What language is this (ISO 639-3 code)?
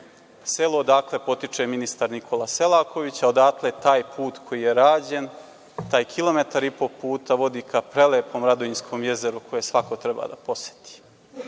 srp